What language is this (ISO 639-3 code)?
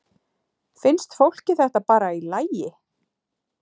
isl